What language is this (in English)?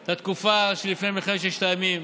Hebrew